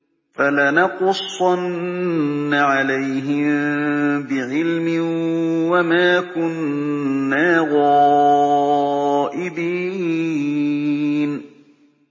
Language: Arabic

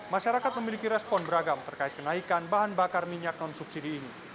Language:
Indonesian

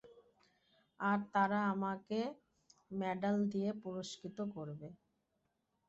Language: Bangla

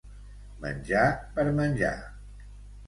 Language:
Catalan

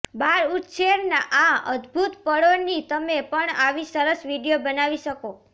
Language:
Gujarati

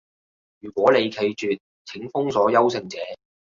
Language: Cantonese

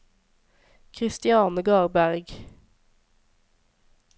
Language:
Norwegian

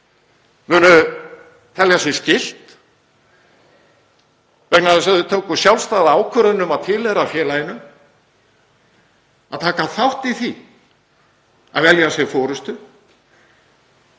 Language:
Icelandic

